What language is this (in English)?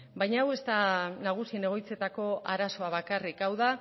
Basque